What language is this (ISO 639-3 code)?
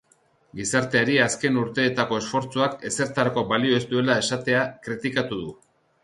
eus